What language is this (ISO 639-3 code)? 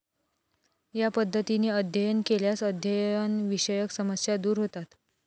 mar